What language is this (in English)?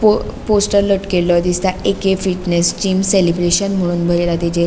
Konkani